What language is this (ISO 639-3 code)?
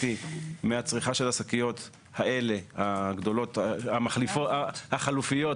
heb